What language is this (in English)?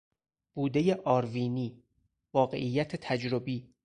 Persian